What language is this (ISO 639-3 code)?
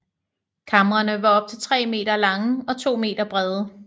dan